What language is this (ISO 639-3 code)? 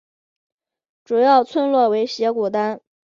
zho